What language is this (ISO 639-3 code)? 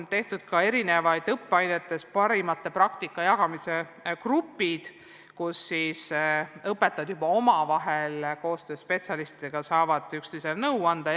est